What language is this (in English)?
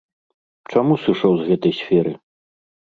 Belarusian